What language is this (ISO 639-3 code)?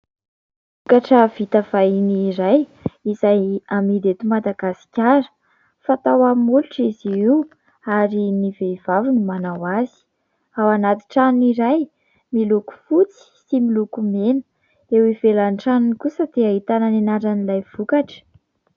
mlg